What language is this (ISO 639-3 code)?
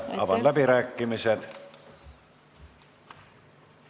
est